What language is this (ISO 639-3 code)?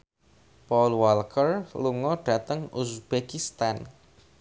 jav